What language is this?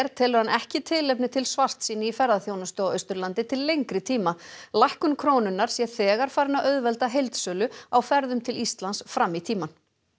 Icelandic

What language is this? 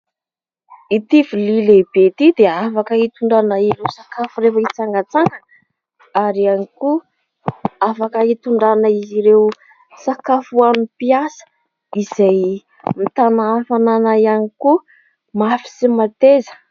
Malagasy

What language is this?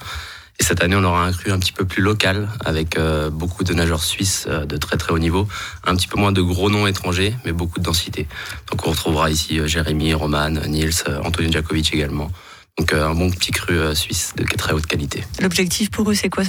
French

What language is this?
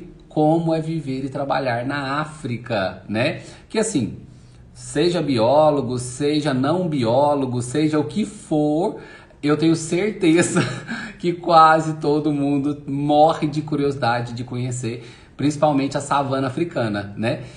Portuguese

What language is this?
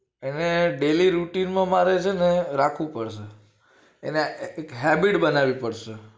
Gujarati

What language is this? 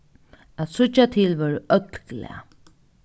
Faroese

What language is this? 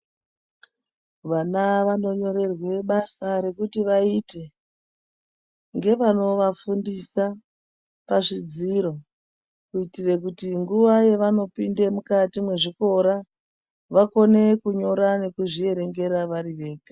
Ndau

